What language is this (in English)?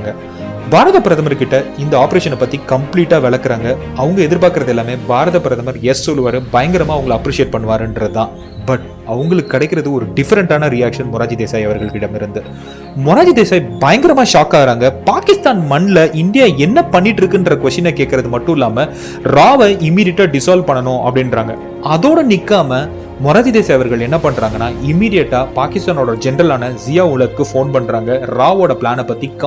Tamil